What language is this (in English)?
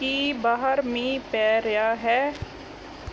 Punjabi